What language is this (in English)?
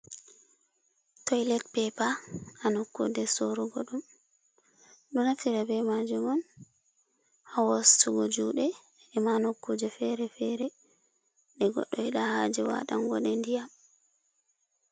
Fula